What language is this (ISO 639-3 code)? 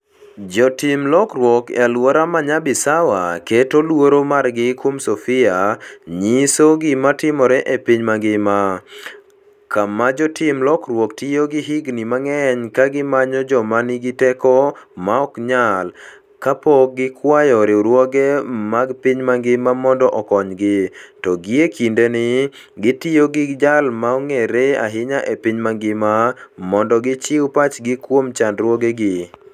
luo